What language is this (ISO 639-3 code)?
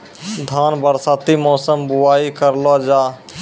mai